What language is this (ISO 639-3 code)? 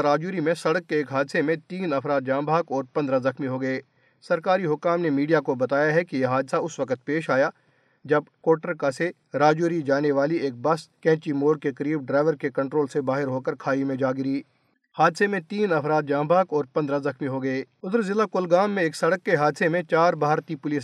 urd